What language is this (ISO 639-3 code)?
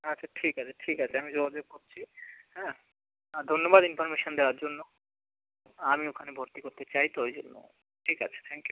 ben